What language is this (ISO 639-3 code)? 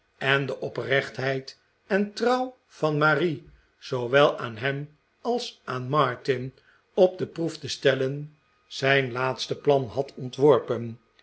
nld